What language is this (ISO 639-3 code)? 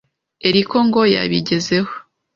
kin